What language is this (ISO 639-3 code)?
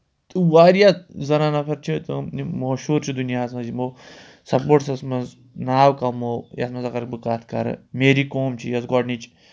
kas